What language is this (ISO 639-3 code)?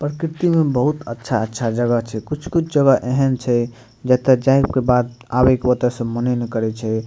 mai